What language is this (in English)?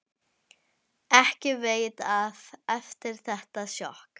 Icelandic